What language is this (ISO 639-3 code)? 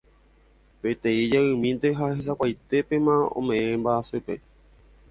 grn